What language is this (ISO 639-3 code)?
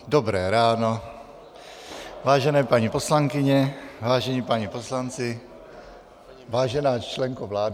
ces